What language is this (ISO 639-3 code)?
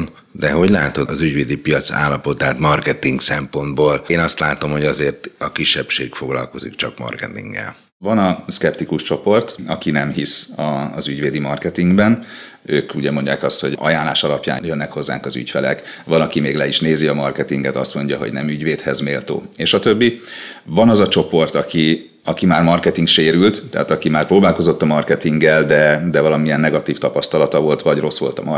hun